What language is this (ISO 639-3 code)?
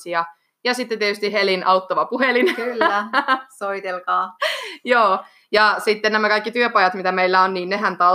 fin